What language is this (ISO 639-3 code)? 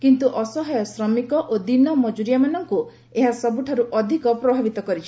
ori